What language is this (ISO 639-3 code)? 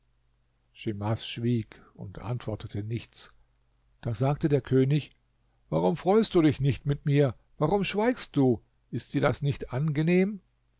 deu